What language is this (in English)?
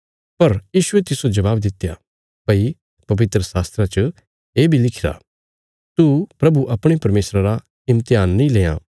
Bilaspuri